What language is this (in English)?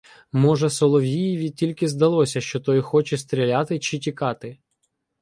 Ukrainian